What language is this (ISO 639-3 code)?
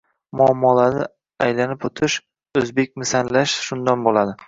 uzb